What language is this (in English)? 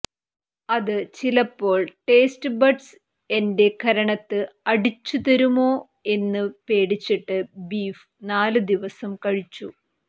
Malayalam